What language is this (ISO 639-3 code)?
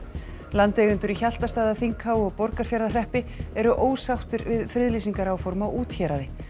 isl